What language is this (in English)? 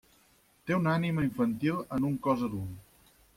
Catalan